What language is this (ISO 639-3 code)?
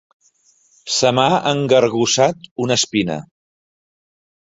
cat